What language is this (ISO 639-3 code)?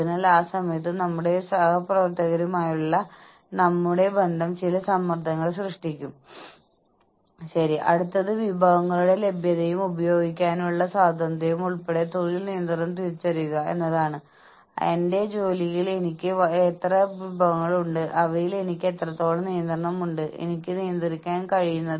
mal